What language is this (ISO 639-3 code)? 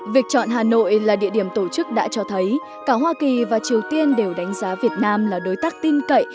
vie